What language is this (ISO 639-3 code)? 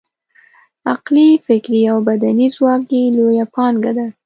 pus